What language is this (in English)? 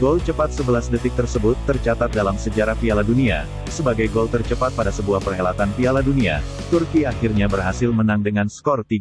Indonesian